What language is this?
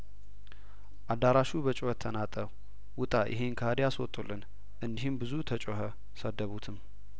Amharic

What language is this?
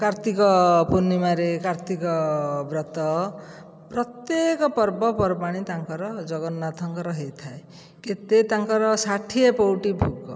Odia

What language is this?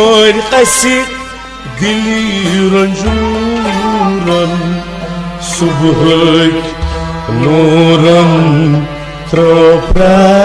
Kashmiri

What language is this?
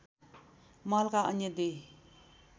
Nepali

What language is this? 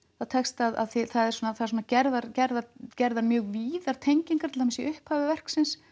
Icelandic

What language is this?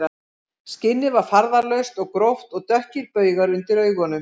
Icelandic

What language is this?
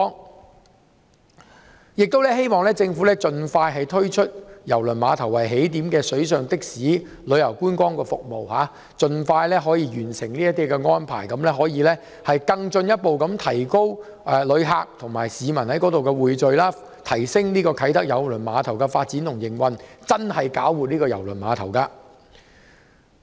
Cantonese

